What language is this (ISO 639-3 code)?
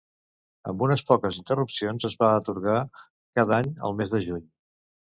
cat